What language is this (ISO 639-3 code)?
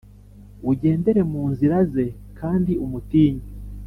kin